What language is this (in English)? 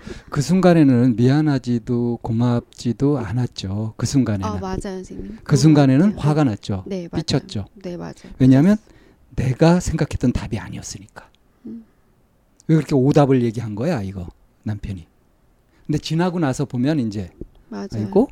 Korean